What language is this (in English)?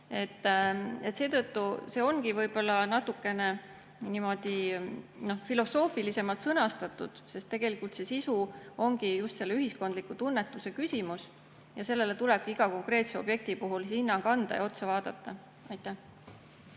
Estonian